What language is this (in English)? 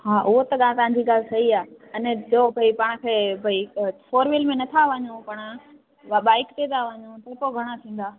Sindhi